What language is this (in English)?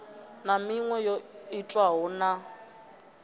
Venda